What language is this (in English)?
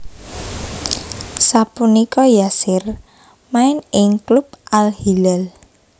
Javanese